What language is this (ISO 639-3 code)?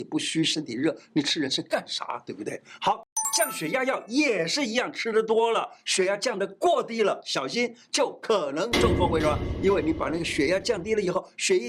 zho